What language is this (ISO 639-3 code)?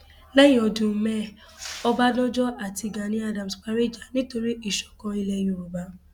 yor